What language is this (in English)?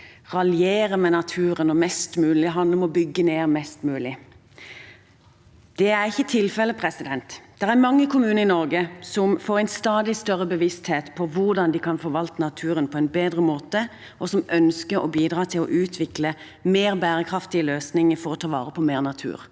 Norwegian